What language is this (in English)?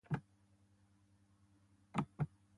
Basque